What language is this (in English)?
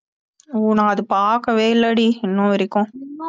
Tamil